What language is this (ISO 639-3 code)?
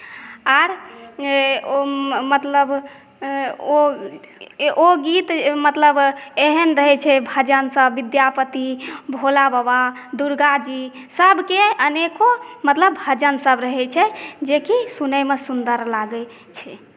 mai